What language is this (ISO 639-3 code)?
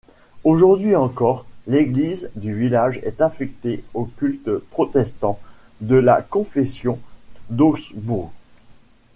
fra